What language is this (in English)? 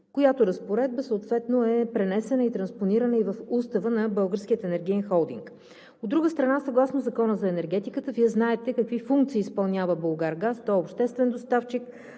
Bulgarian